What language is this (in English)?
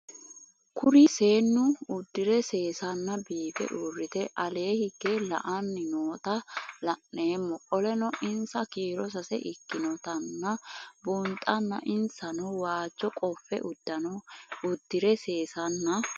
Sidamo